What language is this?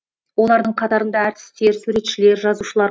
Kazakh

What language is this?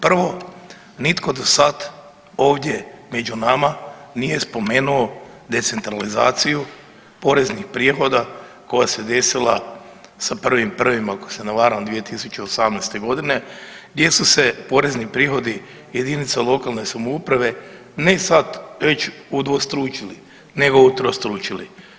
Croatian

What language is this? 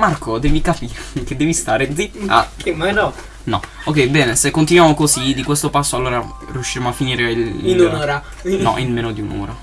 Italian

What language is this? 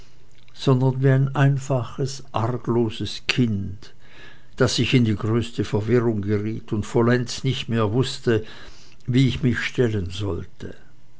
German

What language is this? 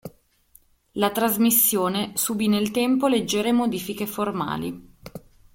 Italian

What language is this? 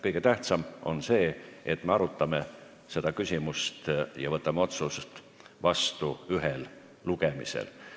Estonian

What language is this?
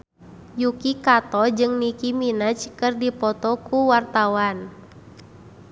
Sundanese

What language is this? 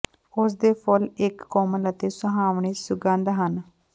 Punjabi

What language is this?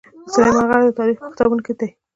Pashto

